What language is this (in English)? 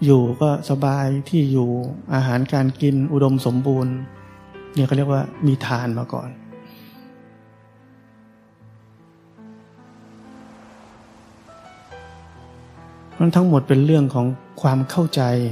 Thai